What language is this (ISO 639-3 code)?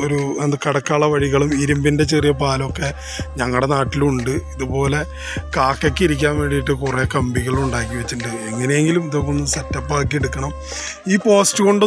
ara